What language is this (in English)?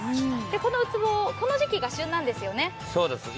Japanese